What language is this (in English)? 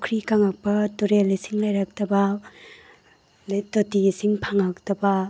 Manipuri